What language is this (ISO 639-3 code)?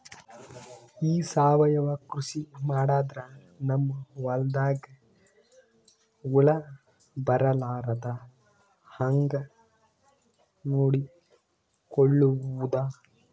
kan